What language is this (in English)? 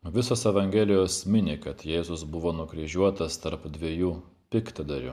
Lithuanian